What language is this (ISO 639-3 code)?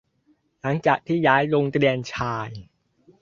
tha